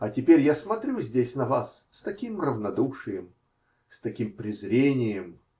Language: Russian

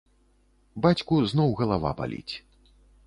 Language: Belarusian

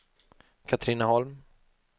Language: Swedish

